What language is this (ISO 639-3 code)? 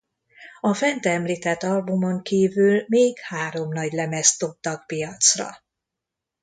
hun